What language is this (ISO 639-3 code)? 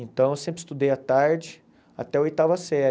por